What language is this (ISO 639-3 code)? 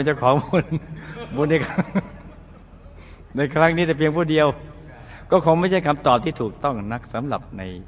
tha